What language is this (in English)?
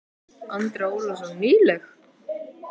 Icelandic